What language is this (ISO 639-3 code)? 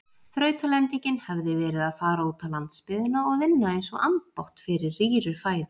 isl